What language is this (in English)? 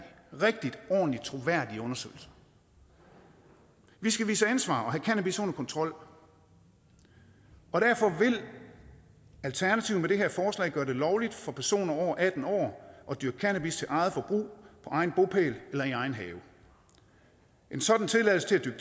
Danish